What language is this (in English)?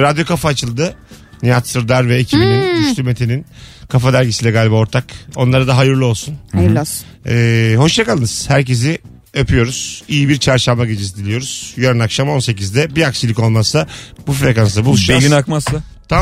Turkish